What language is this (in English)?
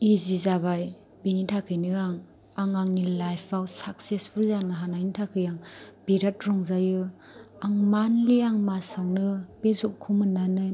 Bodo